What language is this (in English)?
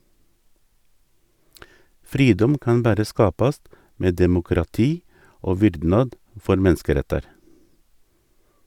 Norwegian